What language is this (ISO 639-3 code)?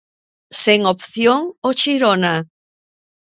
glg